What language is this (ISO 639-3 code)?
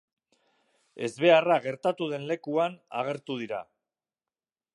eus